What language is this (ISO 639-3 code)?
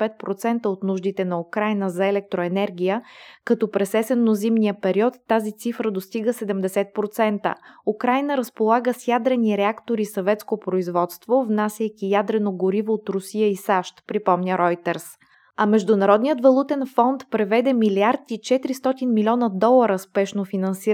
bul